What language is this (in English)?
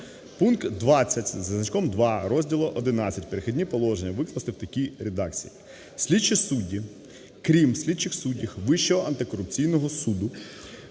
Ukrainian